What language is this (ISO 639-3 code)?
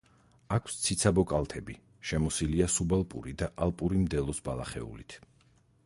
kat